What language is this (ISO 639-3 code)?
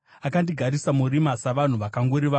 sna